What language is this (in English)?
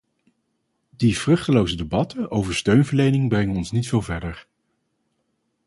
Dutch